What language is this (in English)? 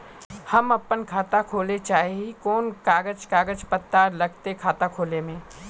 Magahi